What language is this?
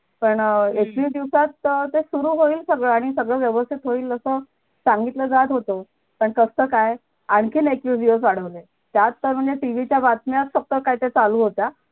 Marathi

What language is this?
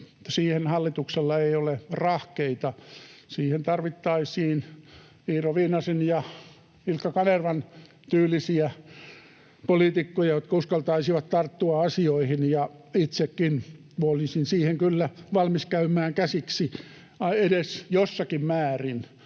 Finnish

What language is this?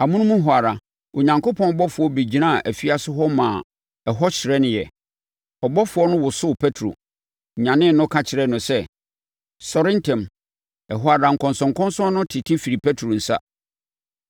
Akan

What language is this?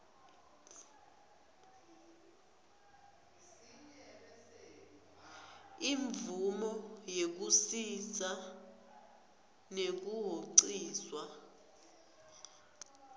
Swati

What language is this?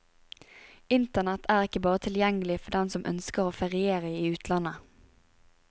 Norwegian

